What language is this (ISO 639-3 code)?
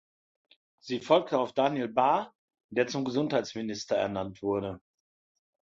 deu